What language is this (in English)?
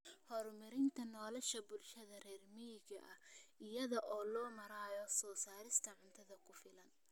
Somali